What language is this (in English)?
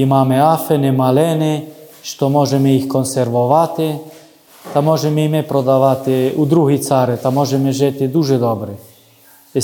Ukrainian